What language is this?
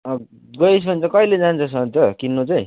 Nepali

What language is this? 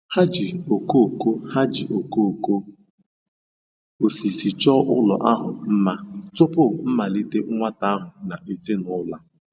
Igbo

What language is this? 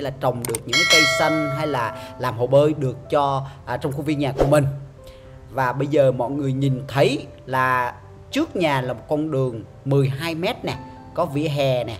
Vietnamese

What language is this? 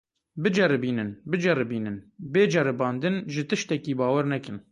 Kurdish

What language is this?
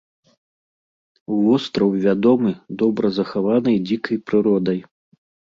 Belarusian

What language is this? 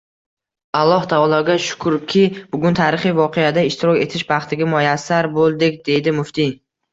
Uzbek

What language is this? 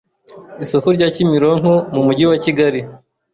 Kinyarwanda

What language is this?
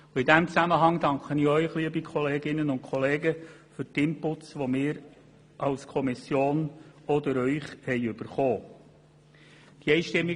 Swiss German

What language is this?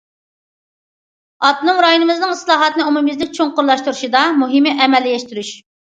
Uyghur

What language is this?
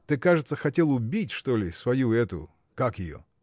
Russian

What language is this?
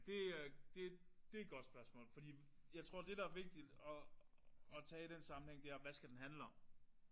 Danish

